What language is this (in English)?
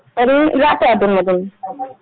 Marathi